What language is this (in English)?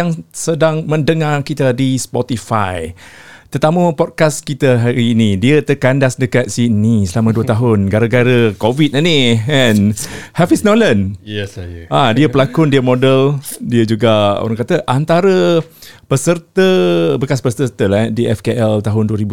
Malay